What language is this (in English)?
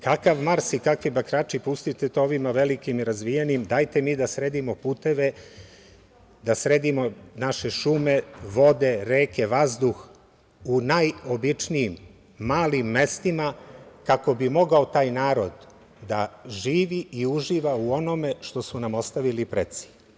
Serbian